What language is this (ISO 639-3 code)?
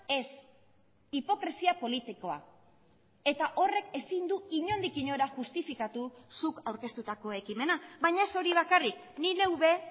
eus